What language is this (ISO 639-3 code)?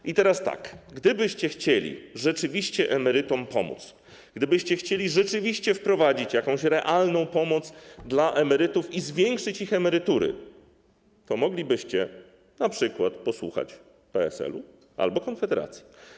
pol